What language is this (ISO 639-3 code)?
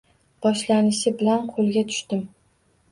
uzb